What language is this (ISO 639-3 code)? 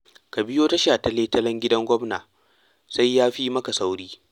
hau